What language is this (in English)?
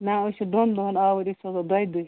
Kashmiri